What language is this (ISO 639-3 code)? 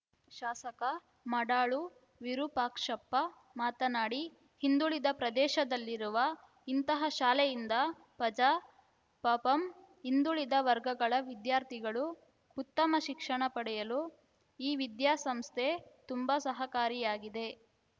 kan